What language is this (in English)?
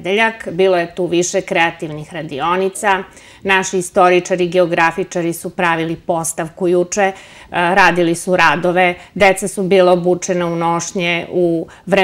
Italian